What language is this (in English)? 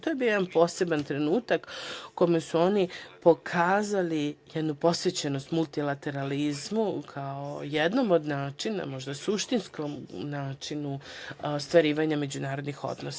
Serbian